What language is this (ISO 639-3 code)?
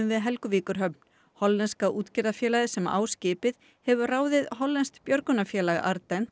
isl